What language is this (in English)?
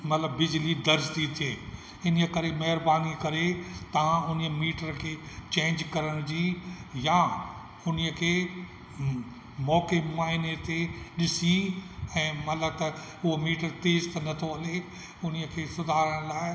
Sindhi